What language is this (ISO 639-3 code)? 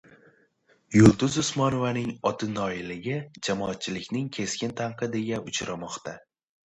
uzb